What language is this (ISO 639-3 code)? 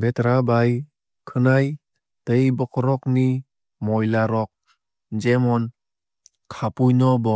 trp